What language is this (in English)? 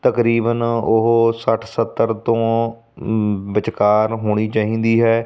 Punjabi